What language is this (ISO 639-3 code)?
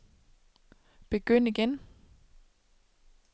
dan